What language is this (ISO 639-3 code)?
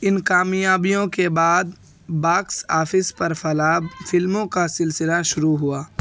urd